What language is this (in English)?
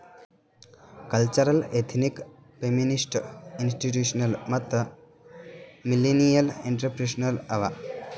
Kannada